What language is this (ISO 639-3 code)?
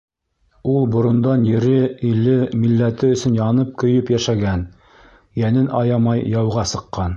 bak